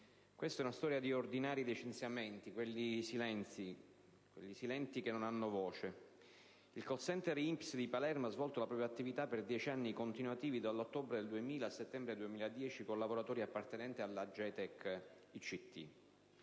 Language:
Italian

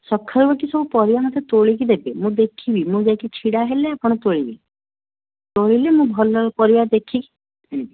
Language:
Odia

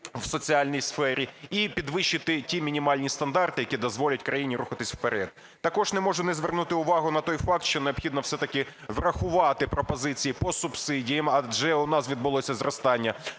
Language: Ukrainian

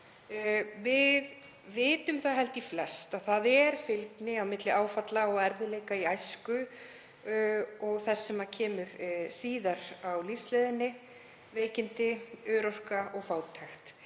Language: Icelandic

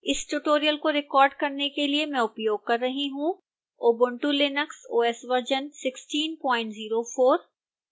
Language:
Hindi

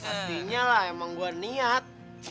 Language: Indonesian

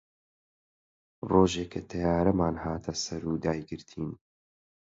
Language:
Central Kurdish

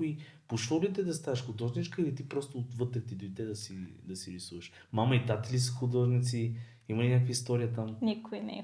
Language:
Bulgarian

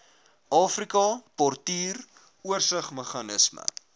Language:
Afrikaans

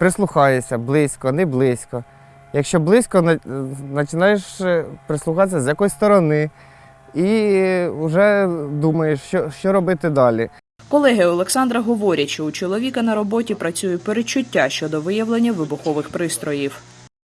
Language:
Ukrainian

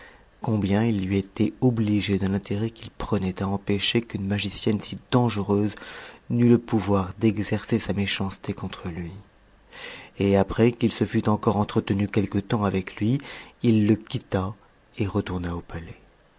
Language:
French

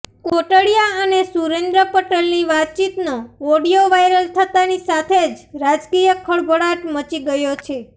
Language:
Gujarati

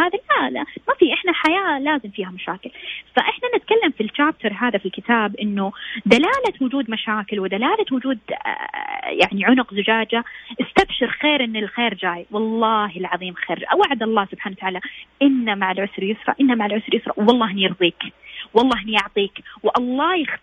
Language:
Arabic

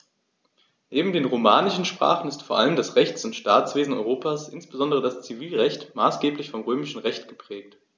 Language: German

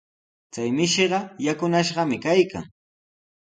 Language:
Sihuas Ancash Quechua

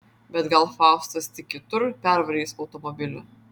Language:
Lithuanian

